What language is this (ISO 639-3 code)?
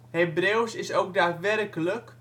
nld